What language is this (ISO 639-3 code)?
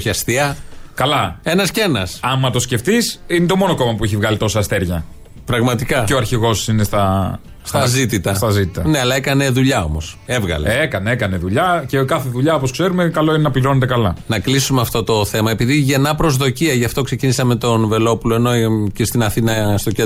ell